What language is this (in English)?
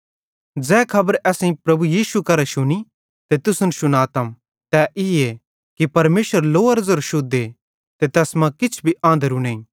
Bhadrawahi